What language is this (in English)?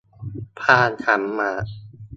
Thai